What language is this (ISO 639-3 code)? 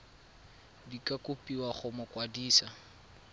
tsn